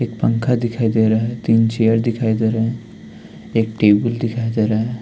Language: Hindi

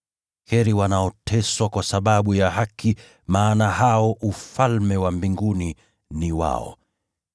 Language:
Swahili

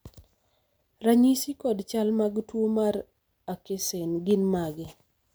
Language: Luo (Kenya and Tanzania)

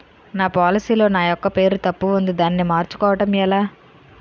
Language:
Telugu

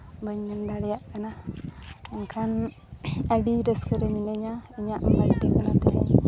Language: Santali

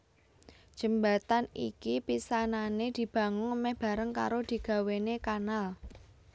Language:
Javanese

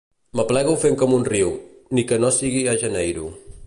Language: Catalan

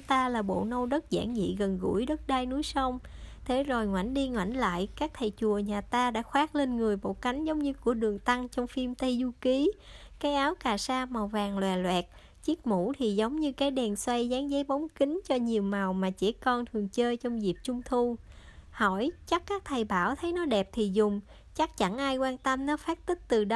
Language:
Vietnamese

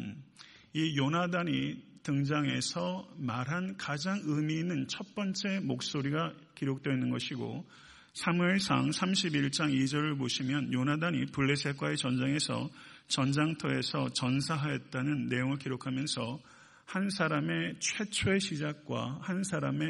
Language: Korean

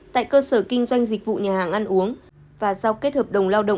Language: Vietnamese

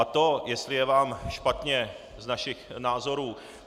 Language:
Czech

